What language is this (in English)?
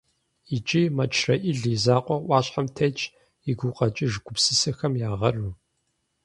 Kabardian